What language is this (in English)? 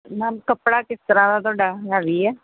Punjabi